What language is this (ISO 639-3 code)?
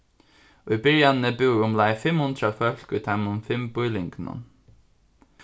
fao